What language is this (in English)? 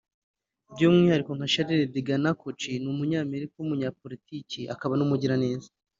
Kinyarwanda